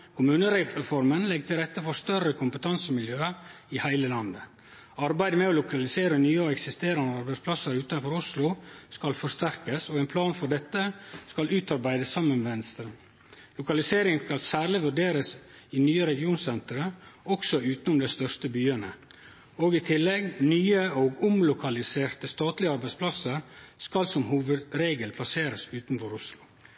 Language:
Norwegian Nynorsk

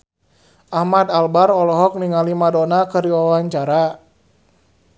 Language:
Sundanese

